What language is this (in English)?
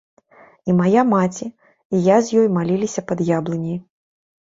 Belarusian